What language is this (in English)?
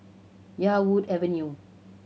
English